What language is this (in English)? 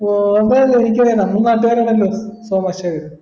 Malayalam